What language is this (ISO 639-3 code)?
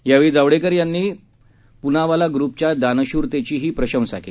mar